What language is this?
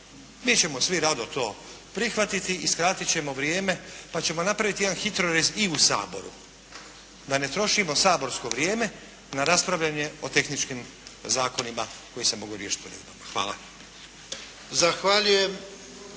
Croatian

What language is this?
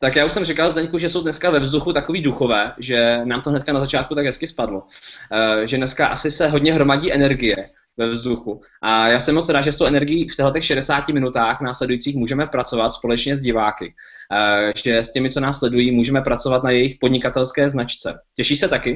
Czech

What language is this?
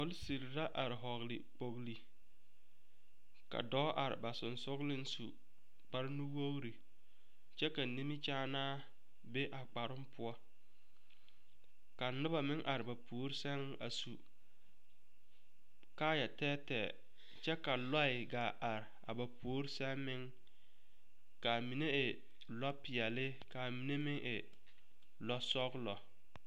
Southern Dagaare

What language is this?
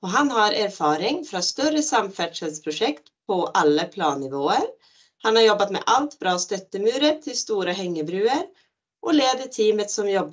Norwegian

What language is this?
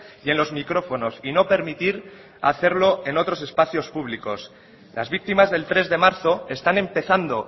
Spanish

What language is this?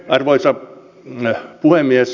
Finnish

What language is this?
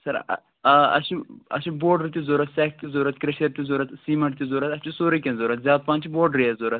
Kashmiri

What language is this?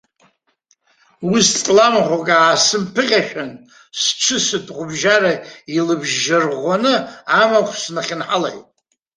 Abkhazian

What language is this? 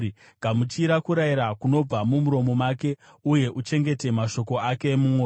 Shona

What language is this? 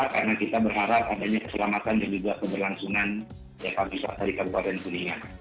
Indonesian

